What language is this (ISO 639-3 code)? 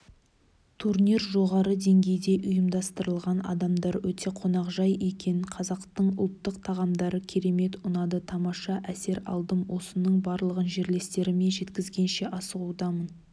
kaz